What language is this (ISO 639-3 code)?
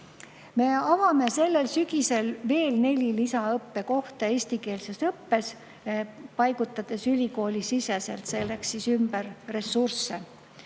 est